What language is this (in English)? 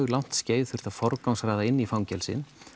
Icelandic